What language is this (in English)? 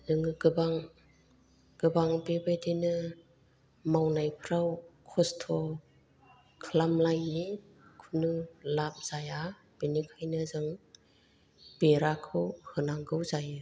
Bodo